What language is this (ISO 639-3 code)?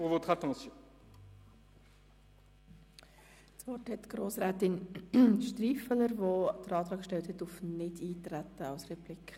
gsw